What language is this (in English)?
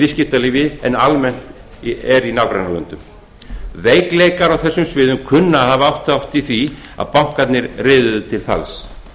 Icelandic